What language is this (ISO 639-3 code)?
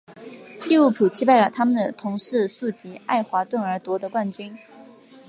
zho